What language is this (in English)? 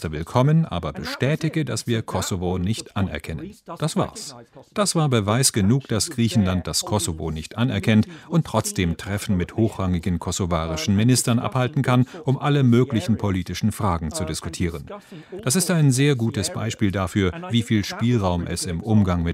German